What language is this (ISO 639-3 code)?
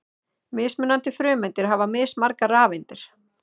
isl